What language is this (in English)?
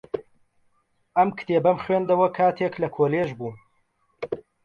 Central Kurdish